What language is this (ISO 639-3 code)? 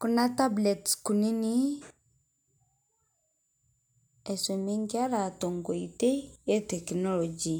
mas